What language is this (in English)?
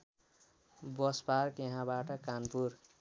Nepali